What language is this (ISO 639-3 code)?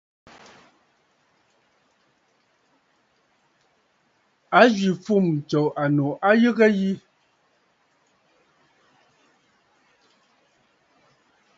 bfd